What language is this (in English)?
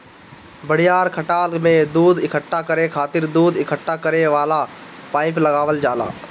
Bhojpuri